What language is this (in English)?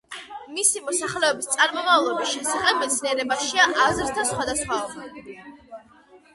Georgian